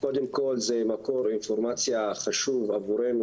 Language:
Hebrew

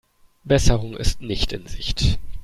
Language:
German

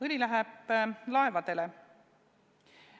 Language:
Estonian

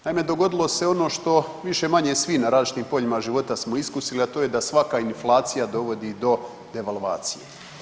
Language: Croatian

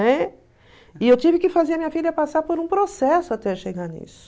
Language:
Portuguese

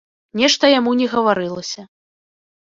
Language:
Belarusian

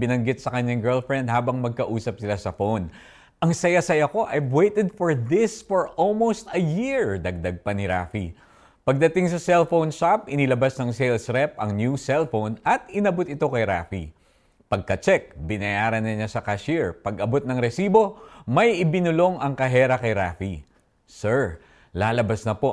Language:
Filipino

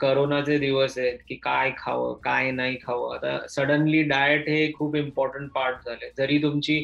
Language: Marathi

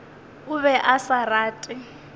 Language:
Northern Sotho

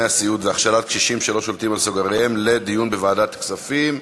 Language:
Hebrew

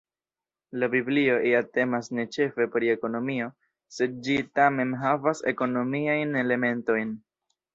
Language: Esperanto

